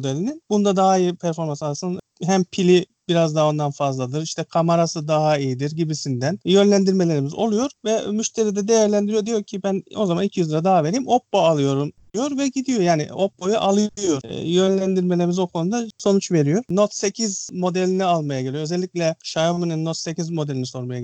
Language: Turkish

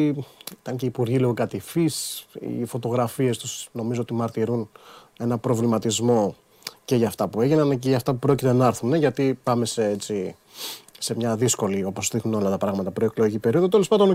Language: Greek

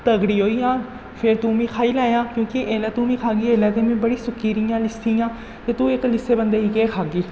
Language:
Dogri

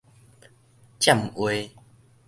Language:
Min Nan Chinese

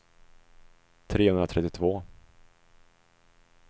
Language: Swedish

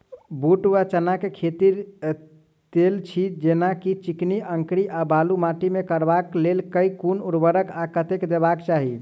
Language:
Maithili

